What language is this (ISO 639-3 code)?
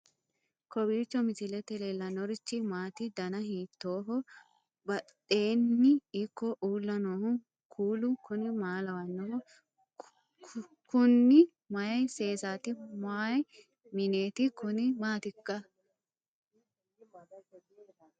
sid